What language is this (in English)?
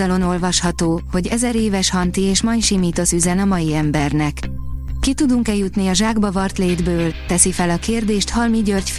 Hungarian